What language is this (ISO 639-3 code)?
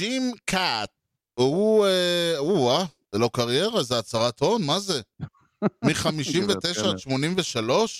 heb